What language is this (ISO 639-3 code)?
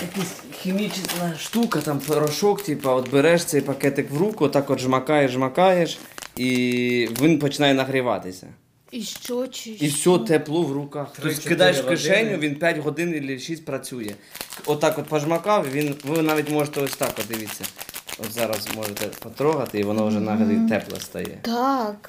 ukr